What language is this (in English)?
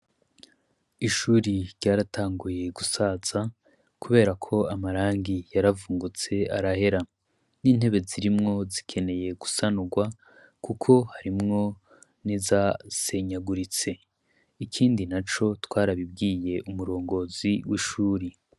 Rundi